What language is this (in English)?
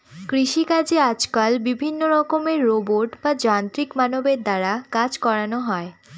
Bangla